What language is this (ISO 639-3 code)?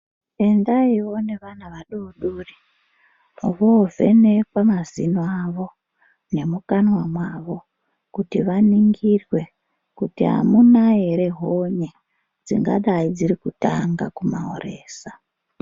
ndc